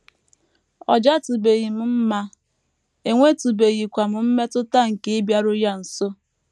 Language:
Igbo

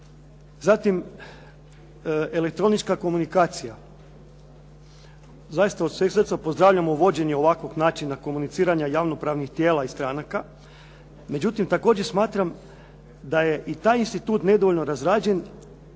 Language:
Croatian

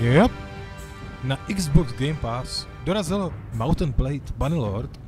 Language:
Czech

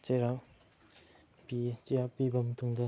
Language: Manipuri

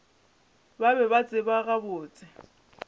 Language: Northern Sotho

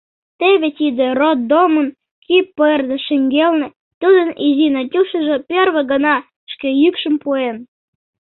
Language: Mari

